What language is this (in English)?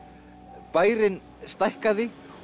Icelandic